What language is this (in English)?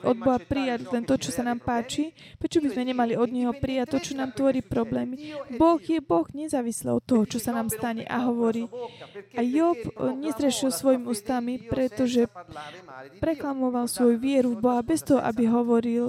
Slovak